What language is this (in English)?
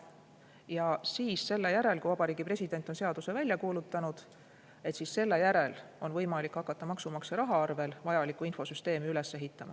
Estonian